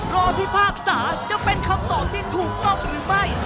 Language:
Thai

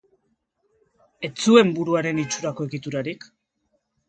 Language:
Basque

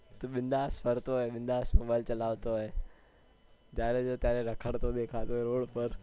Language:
Gujarati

